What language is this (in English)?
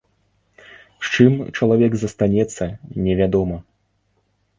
Belarusian